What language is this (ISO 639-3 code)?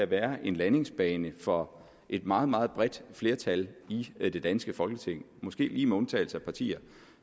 dan